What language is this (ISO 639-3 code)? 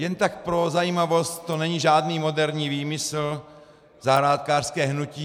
ces